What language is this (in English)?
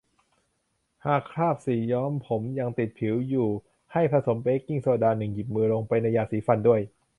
Thai